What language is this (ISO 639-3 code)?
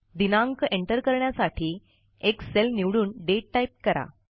mar